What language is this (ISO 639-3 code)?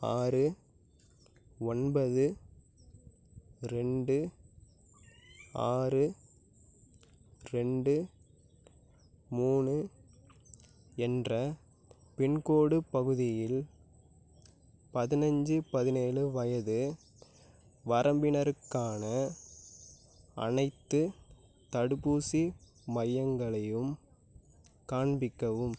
tam